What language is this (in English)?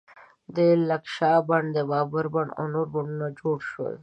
Pashto